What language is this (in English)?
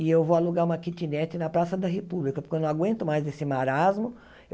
Portuguese